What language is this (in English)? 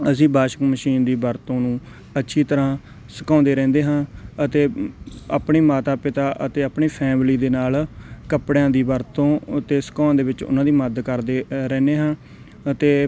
Punjabi